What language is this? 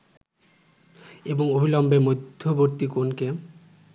Bangla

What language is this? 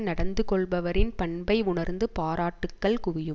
Tamil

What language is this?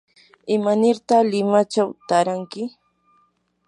Yanahuanca Pasco Quechua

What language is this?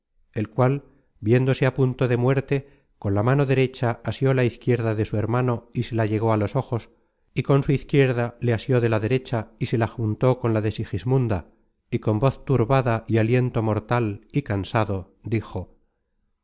Spanish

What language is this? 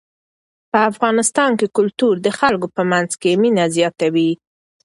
Pashto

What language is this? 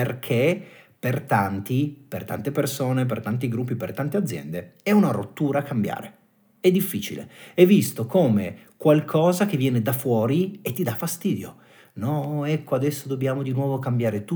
Italian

